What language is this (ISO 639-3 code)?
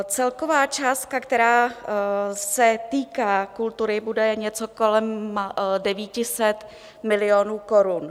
ces